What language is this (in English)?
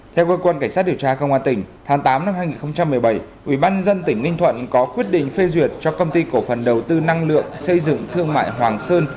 Vietnamese